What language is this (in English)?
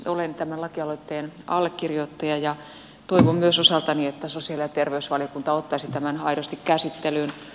Finnish